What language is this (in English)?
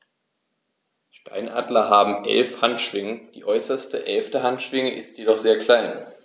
German